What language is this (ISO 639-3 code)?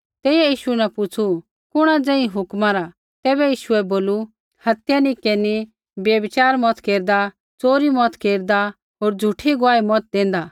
kfx